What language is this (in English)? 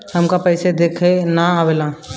Bhojpuri